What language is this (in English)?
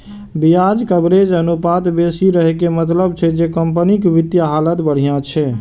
Maithili